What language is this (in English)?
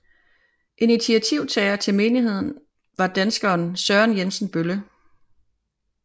Danish